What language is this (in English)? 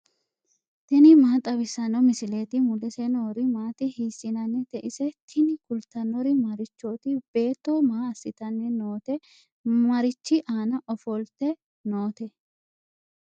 Sidamo